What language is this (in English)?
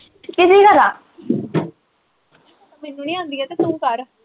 Punjabi